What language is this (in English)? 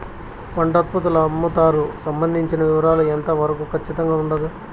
Telugu